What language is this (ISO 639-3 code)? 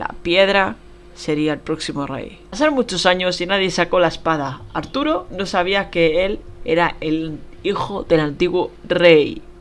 spa